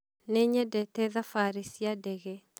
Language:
Kikuyu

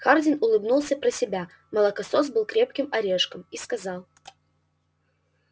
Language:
Russian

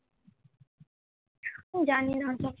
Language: Bangla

